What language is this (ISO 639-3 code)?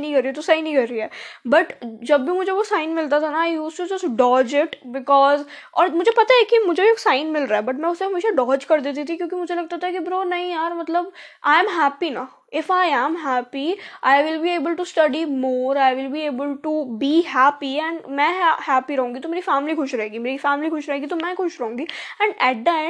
hin